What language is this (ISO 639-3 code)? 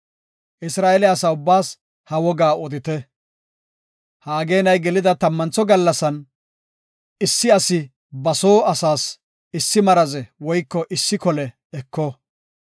gof